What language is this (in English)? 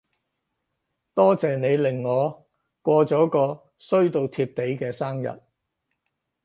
Cantonese